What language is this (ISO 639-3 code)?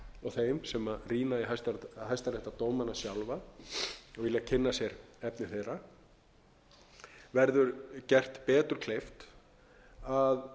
isl